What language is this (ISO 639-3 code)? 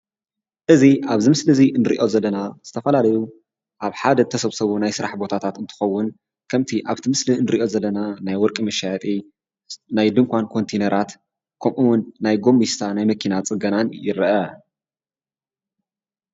tir